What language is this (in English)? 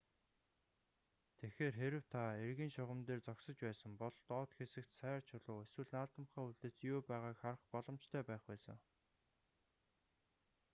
Mongolian